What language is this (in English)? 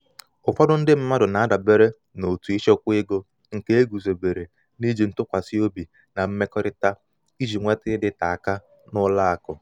Igbo